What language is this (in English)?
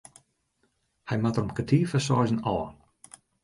Western Frisian